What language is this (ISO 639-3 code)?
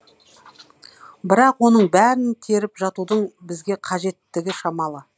kaz